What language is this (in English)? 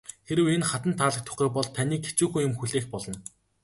Mongolian